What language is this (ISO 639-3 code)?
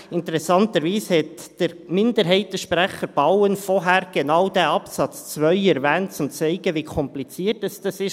gsw